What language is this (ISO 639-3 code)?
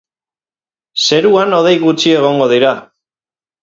eus